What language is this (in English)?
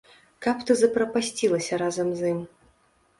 Belarusian